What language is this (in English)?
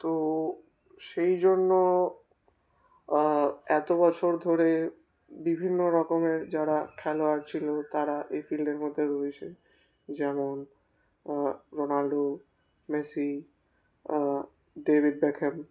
Bangla